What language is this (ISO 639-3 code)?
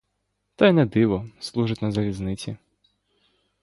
ukr